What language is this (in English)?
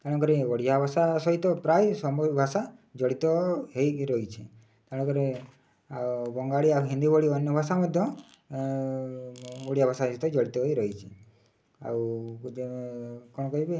Odia